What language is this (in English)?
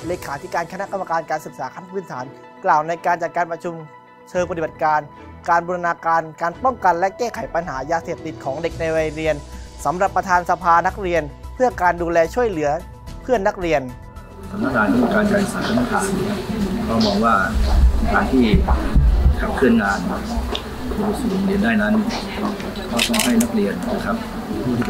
Thai